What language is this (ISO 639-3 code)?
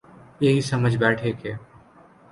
urd